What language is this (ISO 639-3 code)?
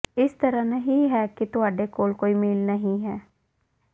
pan